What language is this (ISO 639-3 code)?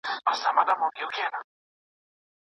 pus